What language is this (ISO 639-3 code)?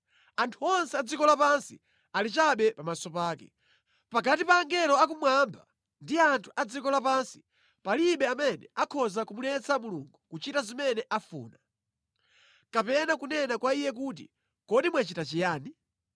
nya